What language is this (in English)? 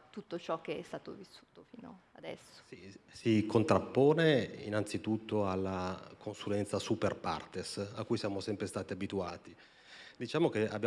Italian